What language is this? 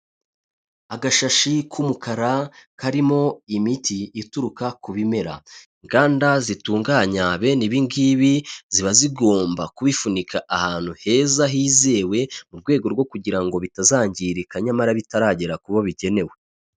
Kinyarwanda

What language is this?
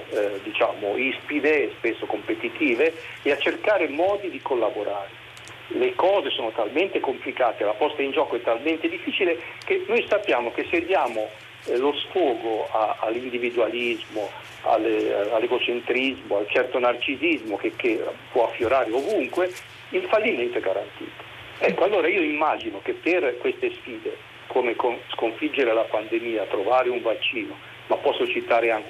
Italian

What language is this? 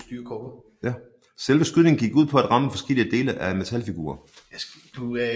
Danish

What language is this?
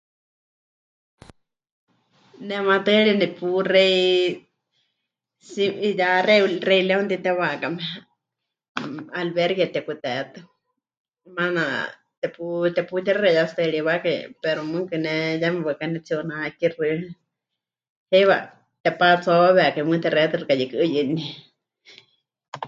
Huichol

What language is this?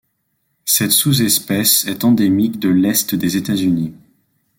French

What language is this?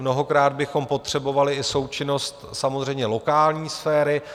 Czech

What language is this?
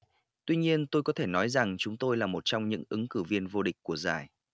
Vietnamese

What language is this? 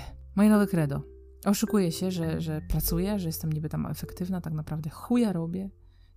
Polish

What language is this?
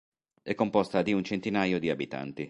Italian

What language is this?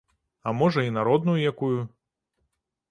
Belarusian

